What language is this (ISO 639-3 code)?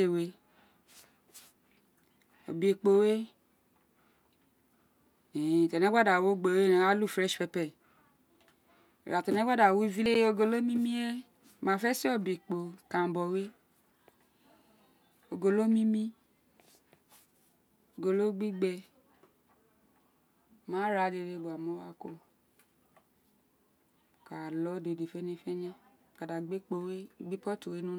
its